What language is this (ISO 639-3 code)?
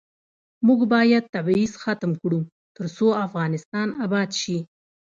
pus